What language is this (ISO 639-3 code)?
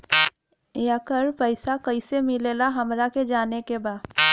bho